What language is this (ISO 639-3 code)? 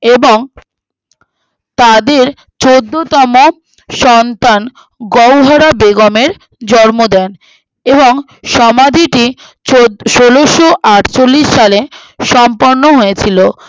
ben